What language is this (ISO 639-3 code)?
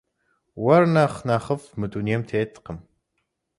kbd